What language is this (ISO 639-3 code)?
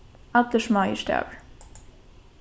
fao